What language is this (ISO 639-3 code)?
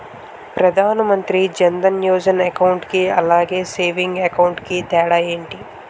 tel